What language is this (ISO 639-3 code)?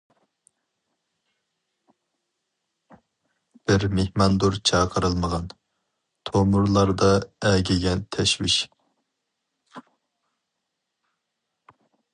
uig